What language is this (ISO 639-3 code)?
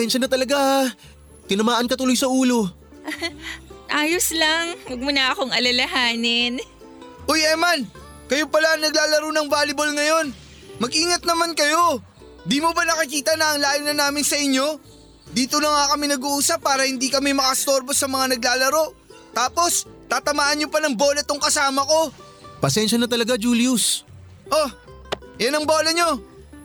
fil